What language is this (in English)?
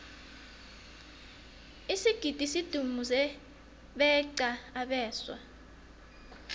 South Ndebele